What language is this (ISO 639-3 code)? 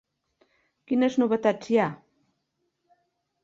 cat